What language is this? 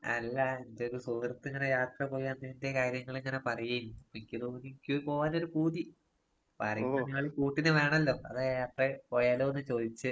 Malayalam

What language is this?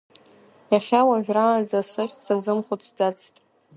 Abkhazian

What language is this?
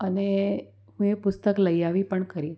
Gujarati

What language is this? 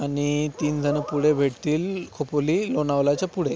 Marathi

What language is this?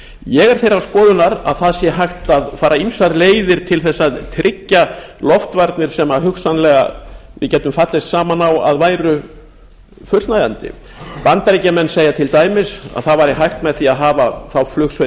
Icelandic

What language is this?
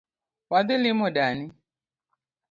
Luo (Kenya and Tanzania)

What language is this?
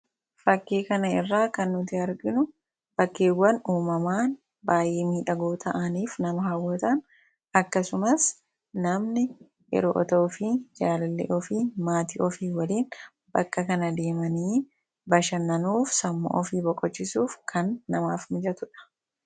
Oromo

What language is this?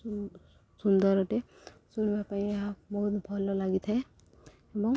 Odia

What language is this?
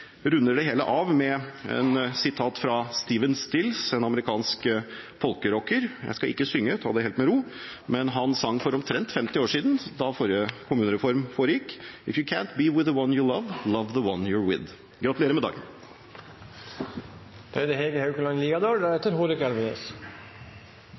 Norwegian Bokmål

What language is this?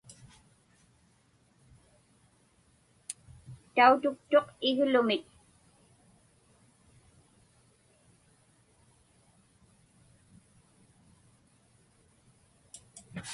Inupiaq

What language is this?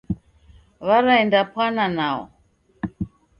Taita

